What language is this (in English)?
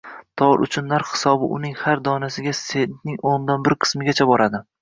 Uzbek